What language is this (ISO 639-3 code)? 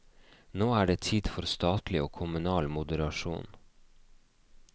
nor